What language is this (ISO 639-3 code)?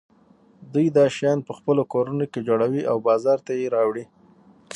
pus